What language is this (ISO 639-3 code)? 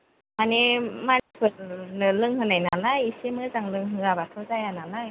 brx